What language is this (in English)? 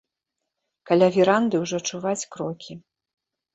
Belarusian